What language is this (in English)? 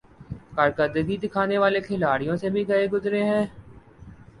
Urdu